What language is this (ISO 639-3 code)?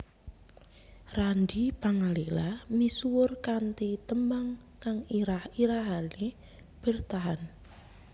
jav